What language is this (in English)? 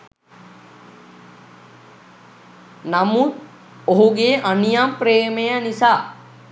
Sinhala